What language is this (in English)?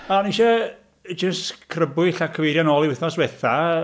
Welsh